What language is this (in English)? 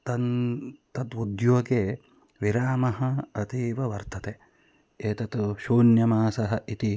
Sanskrit